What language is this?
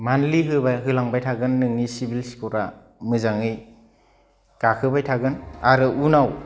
Bodo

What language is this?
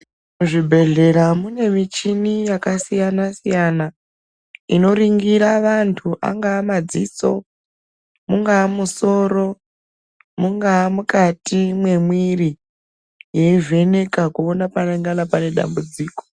Ndau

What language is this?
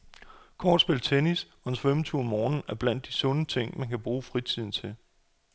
Danish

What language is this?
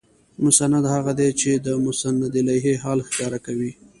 Pashto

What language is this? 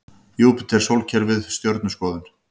Icelandic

